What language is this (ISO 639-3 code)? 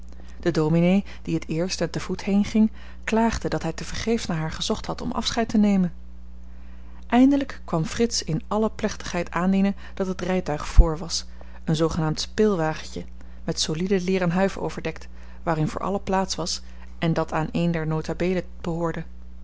nld